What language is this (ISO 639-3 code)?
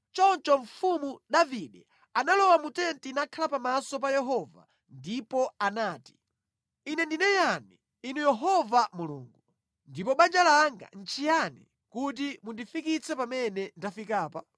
nya